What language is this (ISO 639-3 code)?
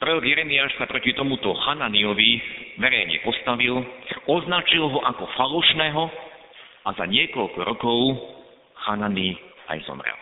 slk